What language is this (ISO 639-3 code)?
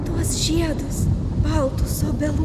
lit